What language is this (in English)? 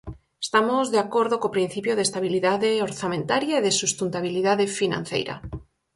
Galician